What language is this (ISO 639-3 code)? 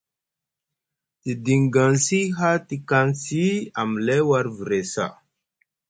mug